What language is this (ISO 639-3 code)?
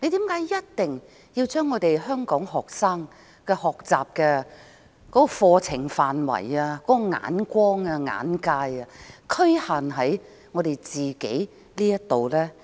yue